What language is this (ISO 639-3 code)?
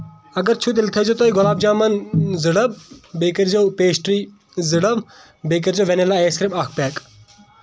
kas